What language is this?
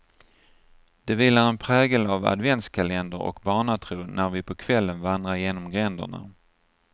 Swedish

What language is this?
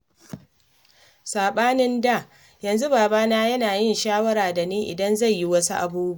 Hausa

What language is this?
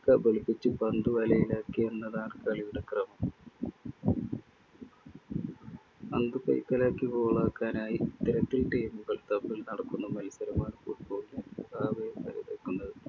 Malayalam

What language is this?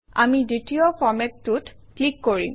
Assamese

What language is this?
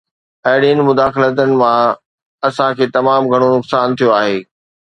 Sindhi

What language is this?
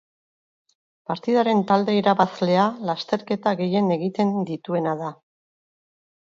Basque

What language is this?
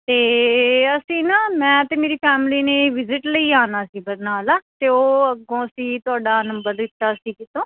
Punjabi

